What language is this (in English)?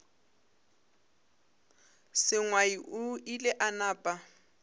Northern Sotho